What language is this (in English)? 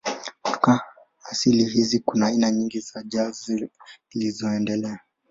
Swahili